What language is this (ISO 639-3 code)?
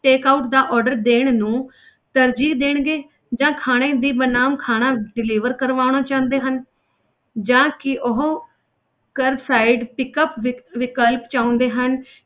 pan